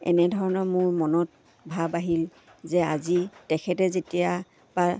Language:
Assamese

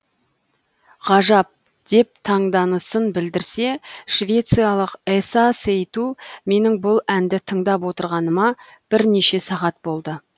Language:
Kazakh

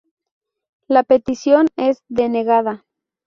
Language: Spanish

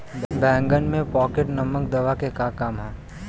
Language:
Bhojpuri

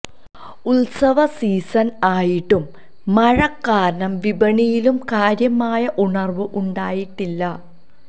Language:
Malayalam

